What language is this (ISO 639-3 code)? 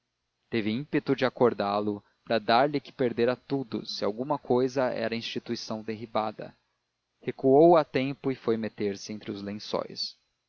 por